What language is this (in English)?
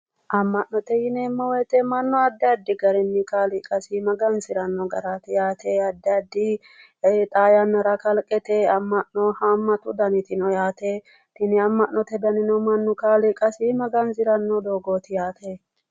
Sidamo